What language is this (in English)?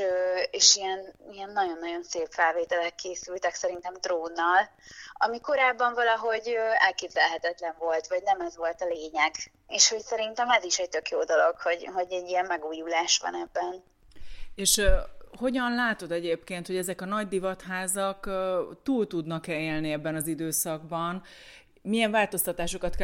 Hungarian